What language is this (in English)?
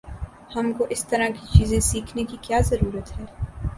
Urdu